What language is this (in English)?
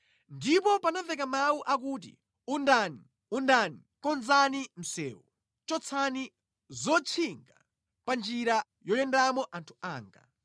Nyanja